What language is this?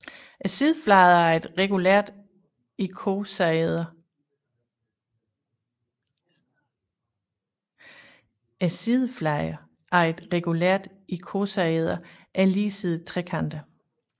Danish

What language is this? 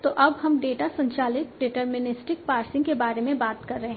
Hindi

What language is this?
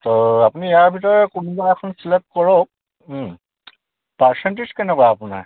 Assamese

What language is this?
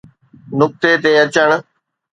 Sindhi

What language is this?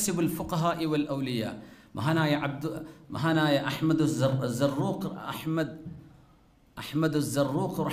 Malayalam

